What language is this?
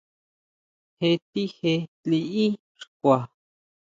Huautla Mazatec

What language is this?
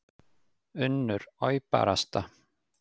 Icelandic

